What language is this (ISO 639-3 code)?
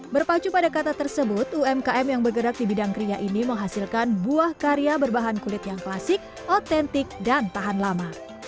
ind